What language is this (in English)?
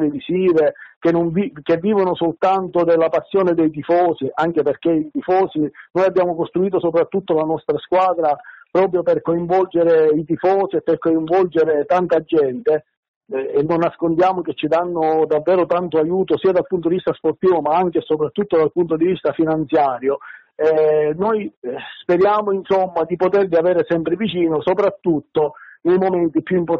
Italian